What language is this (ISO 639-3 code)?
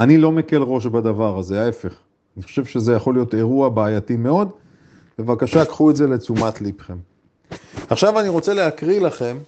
heb